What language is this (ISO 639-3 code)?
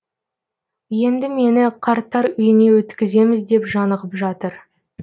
kaz